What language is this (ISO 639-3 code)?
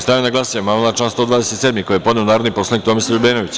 srp